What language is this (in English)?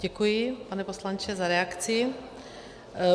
Czech